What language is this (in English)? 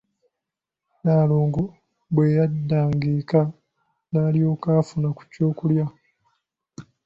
Ganda